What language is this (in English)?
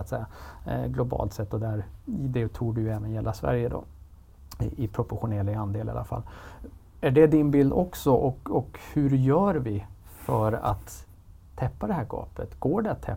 Swedish